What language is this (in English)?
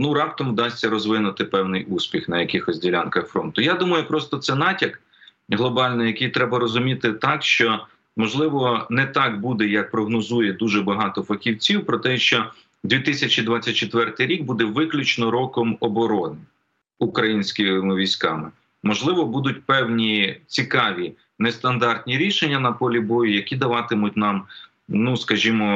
Ukrainian